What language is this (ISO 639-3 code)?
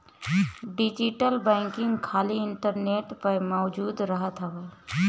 bho